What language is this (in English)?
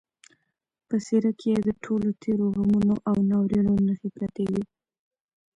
Pashto